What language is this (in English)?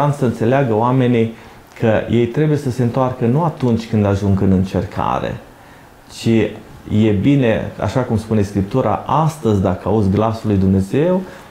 Romanian